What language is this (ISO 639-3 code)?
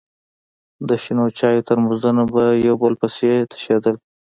pus